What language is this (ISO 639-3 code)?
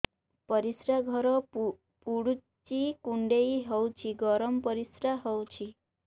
ori